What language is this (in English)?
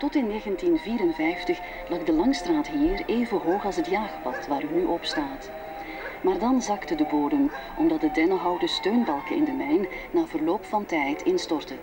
Dutch